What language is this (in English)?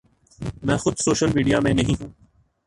Urdu